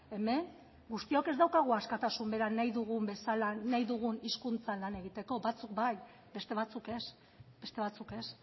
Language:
Basque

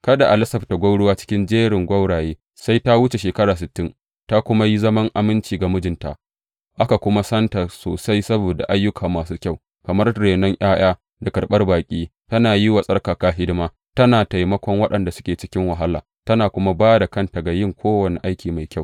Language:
Hausa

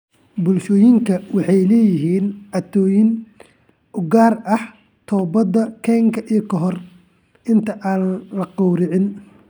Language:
Somali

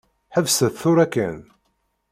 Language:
Kabyle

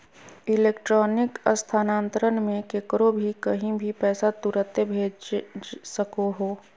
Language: Magahi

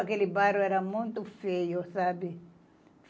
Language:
Portuguese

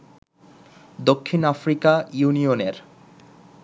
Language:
Bangla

